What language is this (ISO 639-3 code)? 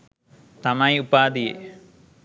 sin